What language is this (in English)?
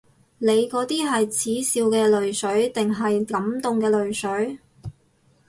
Cantonese